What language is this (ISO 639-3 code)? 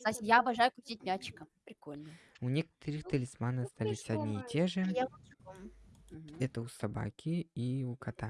rus